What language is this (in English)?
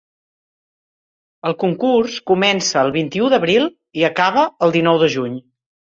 Catalan